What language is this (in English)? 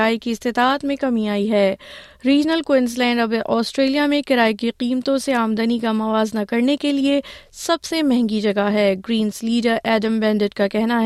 Urdu